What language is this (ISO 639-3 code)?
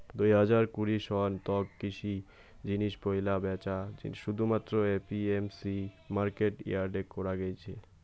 ben